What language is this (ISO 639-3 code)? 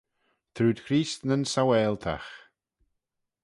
glv